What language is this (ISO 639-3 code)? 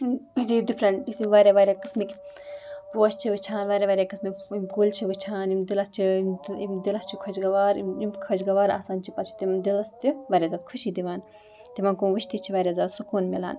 kas